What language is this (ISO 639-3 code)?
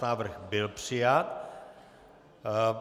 ces